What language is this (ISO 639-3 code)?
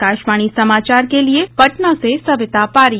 hin